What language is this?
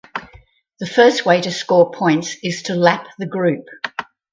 English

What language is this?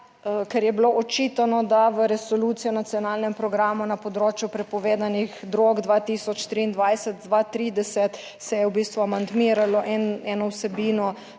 Slovenian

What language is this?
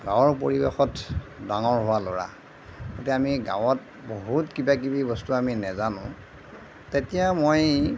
Assamese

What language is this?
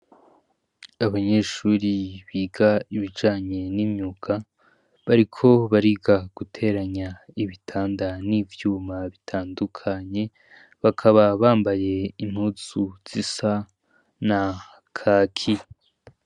Rundi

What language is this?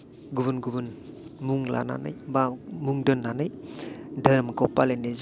Bodo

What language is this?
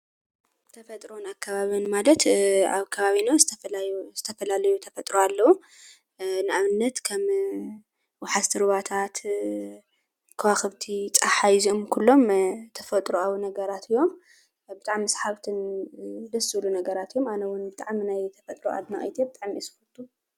Tigrinya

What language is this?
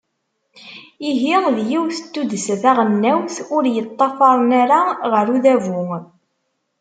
Kabyle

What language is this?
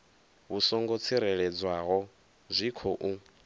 Venda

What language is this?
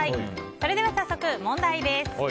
Japanese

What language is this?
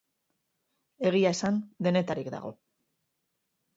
Basque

